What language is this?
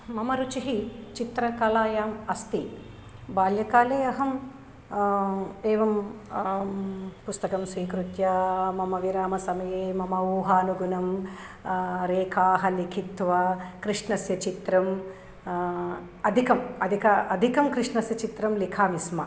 Sanskrit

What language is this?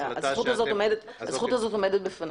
Hebrew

